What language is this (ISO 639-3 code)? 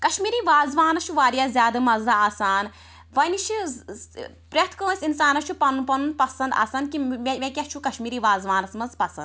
kas